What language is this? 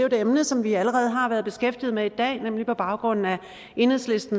Danish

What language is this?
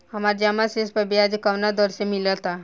Bhojpuri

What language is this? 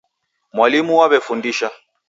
Taita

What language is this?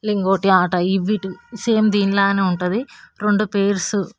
Telugu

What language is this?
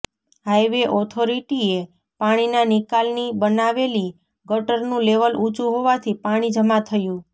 Gujarati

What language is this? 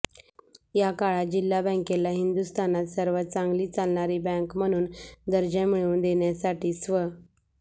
Marathi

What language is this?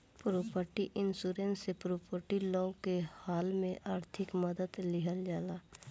Bhojpuri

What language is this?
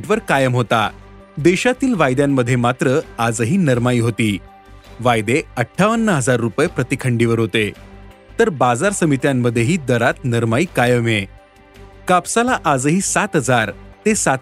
Marathi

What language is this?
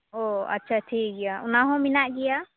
Santali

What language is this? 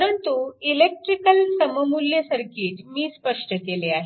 Marathi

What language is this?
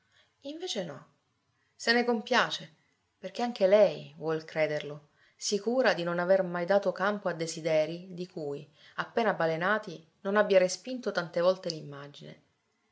Italian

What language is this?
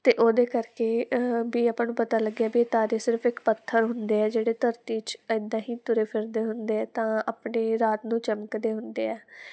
Punjabi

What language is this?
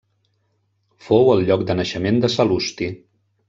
Catalan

